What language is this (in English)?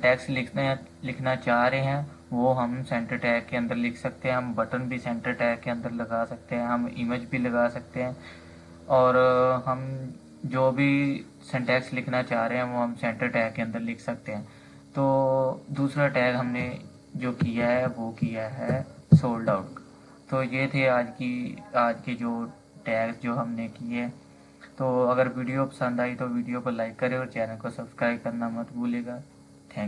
Urdu